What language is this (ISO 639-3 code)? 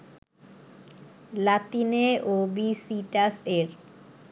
ben